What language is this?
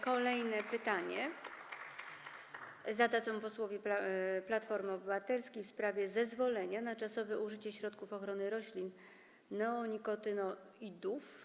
Polish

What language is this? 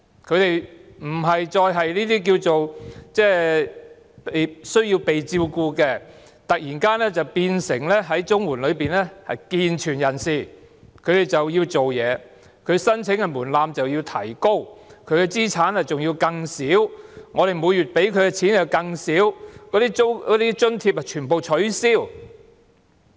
Cantonese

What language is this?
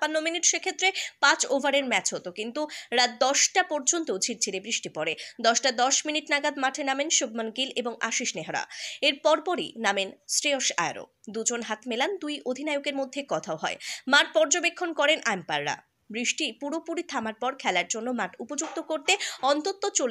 Bangla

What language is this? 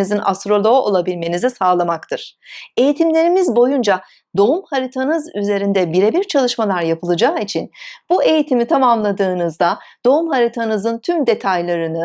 Turkish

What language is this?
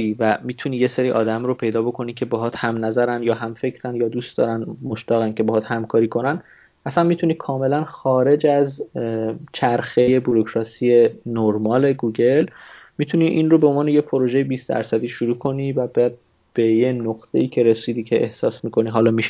Persian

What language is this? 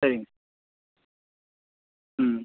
Tamil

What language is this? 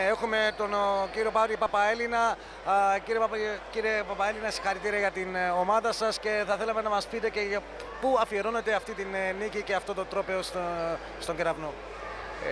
Greek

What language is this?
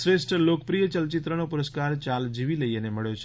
Gujarati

